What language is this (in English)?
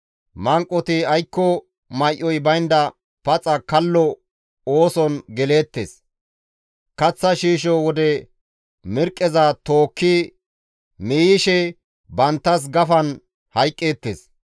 Gamo